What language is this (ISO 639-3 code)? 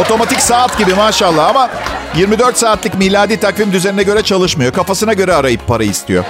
tur